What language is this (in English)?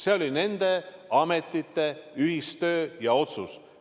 Estonian